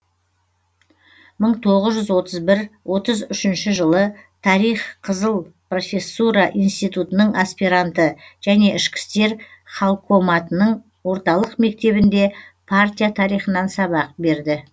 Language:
Kazakh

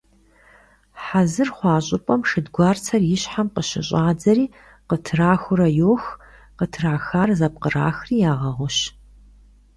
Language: Kabardian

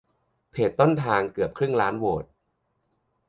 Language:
Thai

